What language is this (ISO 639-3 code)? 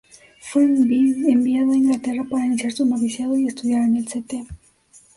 spa